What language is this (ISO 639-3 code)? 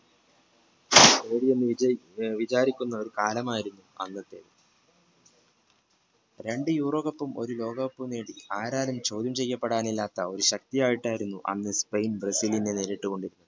mal